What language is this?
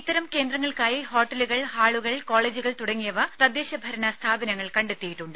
Malayalam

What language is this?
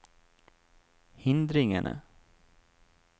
Norwegian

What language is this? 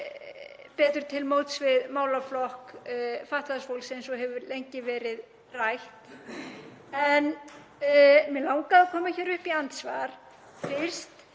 Icelandic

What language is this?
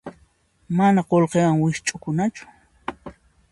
Puno Quechua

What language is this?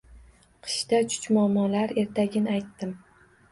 Uzbek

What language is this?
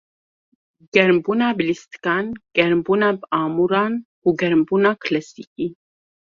Kurdish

